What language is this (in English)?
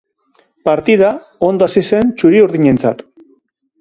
Basque